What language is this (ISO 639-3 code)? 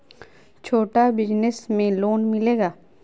mag